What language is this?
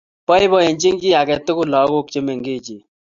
Kalenjin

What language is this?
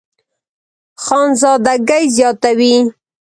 Pashto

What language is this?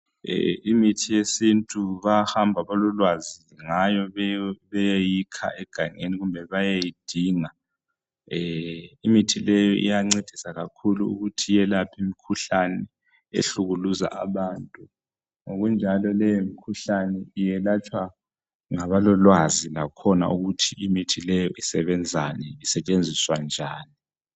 North Ndebele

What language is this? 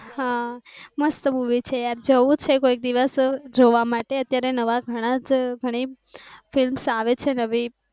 Gujarati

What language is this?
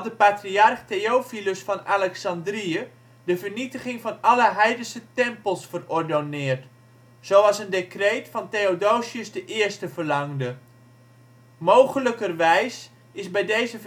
Dutch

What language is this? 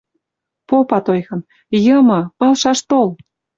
Western Mari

